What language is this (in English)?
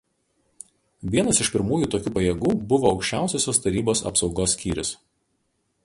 Lithuanian